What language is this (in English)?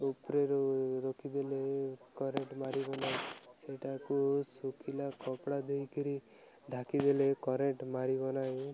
Odia